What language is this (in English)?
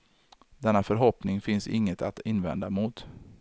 Swedish